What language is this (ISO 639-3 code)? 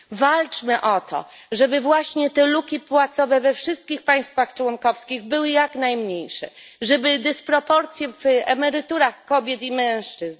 pol